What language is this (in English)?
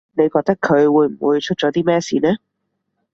Cantonese